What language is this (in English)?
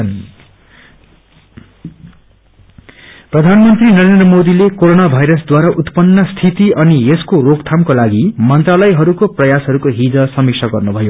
Nepali